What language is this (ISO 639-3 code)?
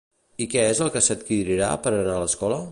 cat